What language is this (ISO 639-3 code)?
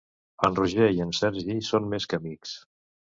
cat